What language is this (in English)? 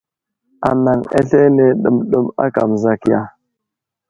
Wuzlam